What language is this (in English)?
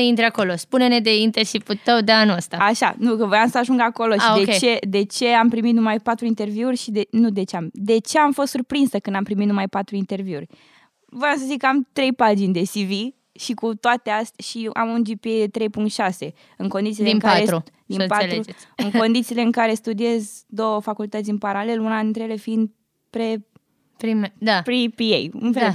Romanian